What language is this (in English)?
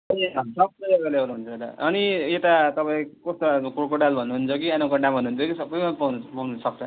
Nepali